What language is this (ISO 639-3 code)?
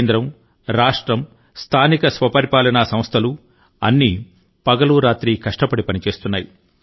tel